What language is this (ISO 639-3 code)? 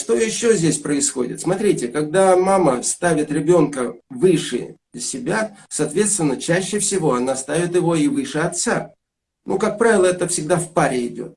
rus